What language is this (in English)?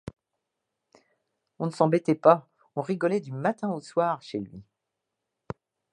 French